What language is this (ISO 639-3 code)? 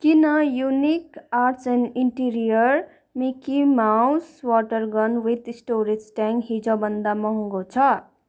nep